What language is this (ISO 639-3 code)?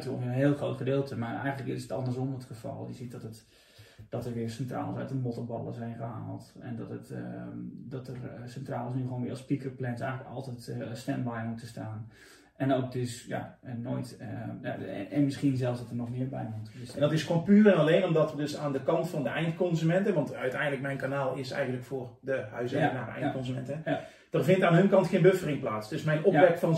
nld